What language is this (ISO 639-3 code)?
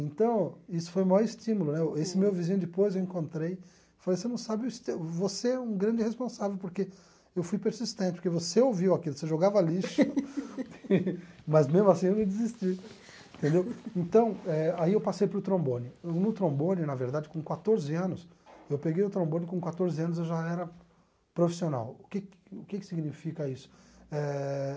por